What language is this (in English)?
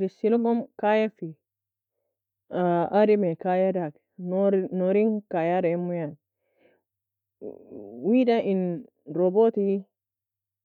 Nobiin